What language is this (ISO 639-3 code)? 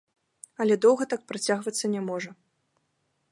bel